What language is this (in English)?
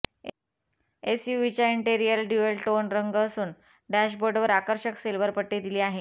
Marathi